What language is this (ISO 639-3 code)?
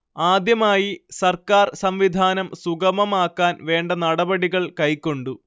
mal